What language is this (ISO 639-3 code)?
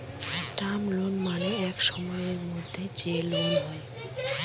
ben